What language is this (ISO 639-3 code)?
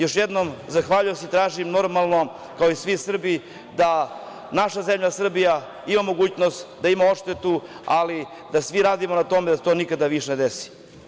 srp